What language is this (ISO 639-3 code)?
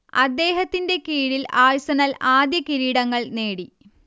mal